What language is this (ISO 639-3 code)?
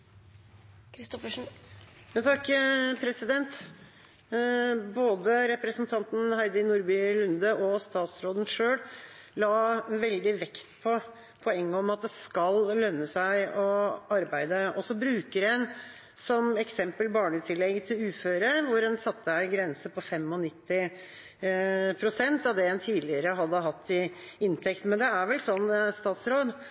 nob